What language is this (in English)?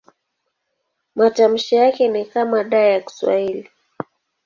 Swahili